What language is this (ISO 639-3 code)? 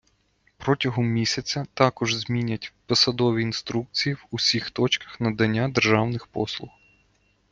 ukr